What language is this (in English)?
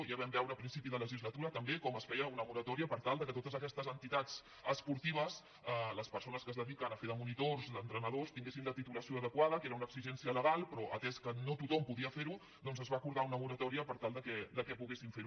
Catalan